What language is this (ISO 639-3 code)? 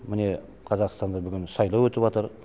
kaz